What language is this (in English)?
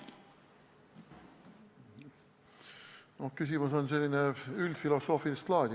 Estonian